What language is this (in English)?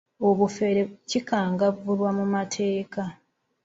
Ganda